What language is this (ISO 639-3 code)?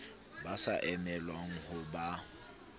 sot